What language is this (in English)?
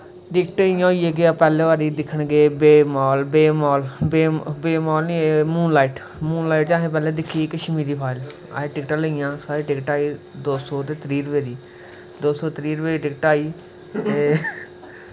Dogri